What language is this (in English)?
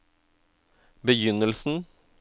Norwegian